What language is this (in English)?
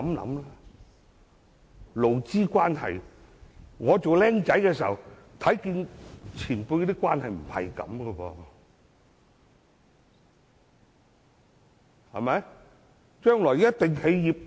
Cantonese